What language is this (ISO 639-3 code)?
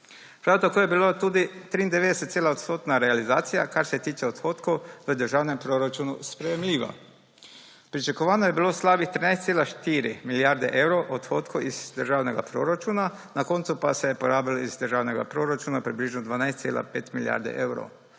slv